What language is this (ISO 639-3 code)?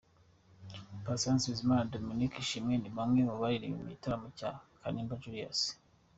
kin